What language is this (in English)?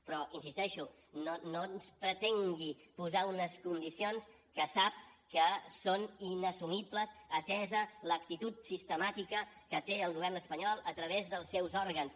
Catalan